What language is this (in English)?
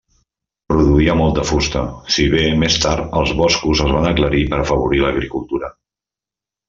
Catalan